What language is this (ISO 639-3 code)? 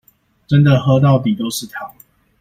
zho